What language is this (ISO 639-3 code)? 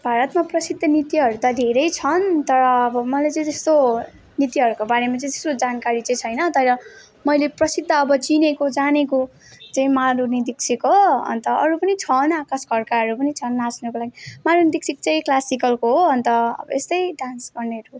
nep